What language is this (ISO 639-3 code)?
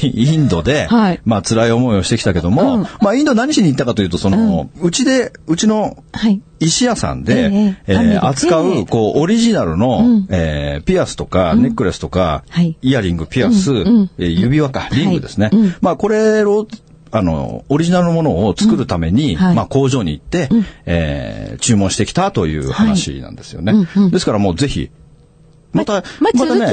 jpn